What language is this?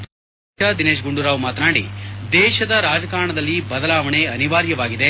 Kannada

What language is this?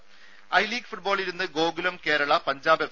Malayalam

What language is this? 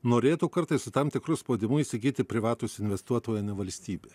Lithuanian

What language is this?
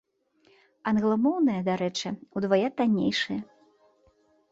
Belarusian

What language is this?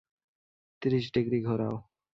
Bangla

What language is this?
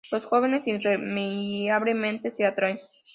Spanish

